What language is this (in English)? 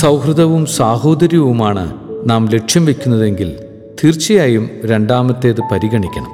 Malayalam